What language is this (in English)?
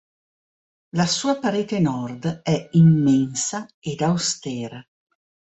Italian